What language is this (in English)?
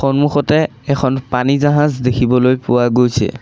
Assamese